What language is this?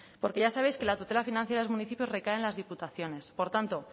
Spanish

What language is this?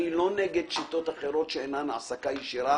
Hebrew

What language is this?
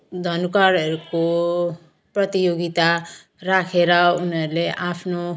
Nepali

